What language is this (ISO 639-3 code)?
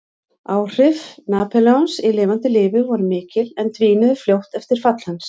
isl